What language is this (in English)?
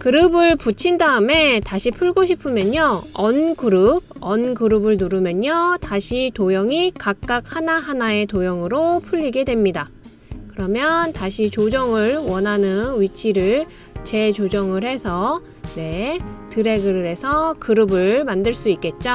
Korean